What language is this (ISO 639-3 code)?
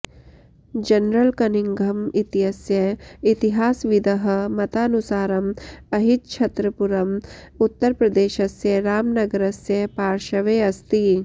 san